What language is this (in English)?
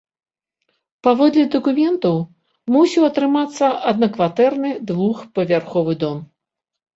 Belarusian